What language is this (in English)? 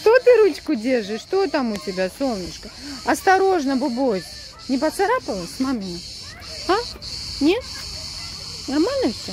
Russian